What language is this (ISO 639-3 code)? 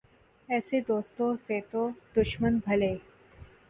urd